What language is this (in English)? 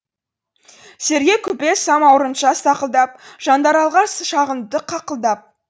Kazakh